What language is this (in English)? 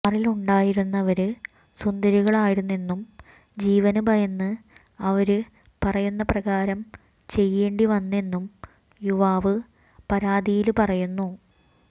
Malayalam